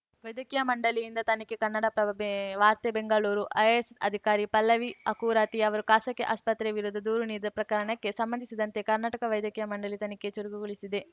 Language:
Kannada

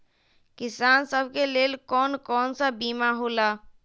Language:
Magahi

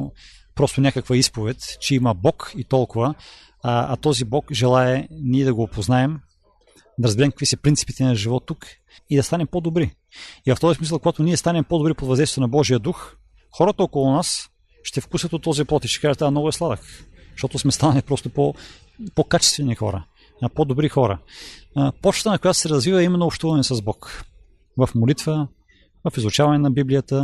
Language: Bulgarian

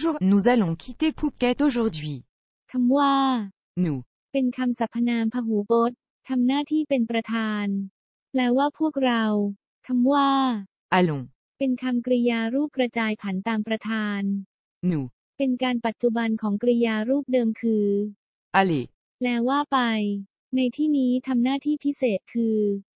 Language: Thai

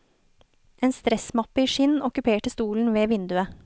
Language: Norwegian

